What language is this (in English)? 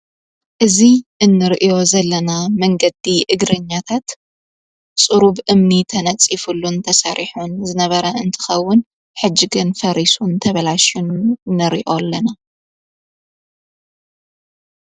Tigrinya